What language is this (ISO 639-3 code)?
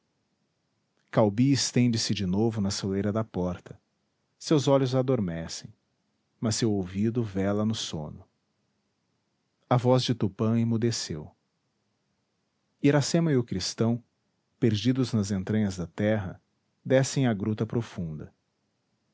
por